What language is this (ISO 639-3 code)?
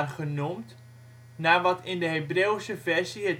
nld